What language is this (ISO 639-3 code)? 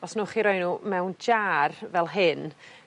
cym